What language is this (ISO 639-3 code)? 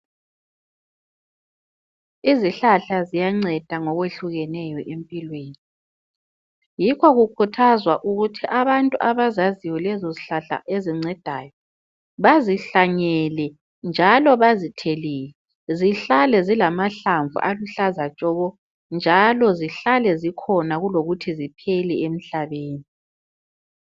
nde